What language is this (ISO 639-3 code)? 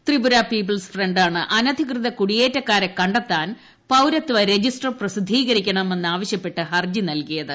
mal